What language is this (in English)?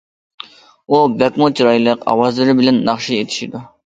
Uyghur